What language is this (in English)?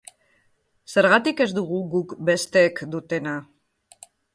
Basque